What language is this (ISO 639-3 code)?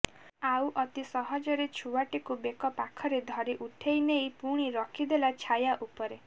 ori